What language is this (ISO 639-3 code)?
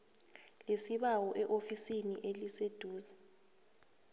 nbl